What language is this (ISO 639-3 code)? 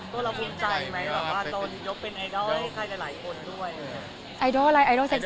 tha